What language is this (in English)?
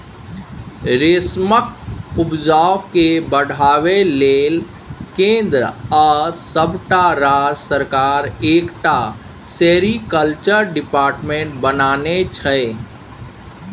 Maithili